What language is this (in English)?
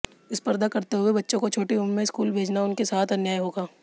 Hindi